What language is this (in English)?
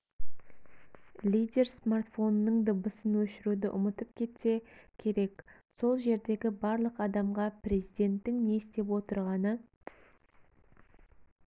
Kazakh